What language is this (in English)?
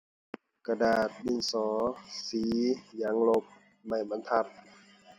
Thai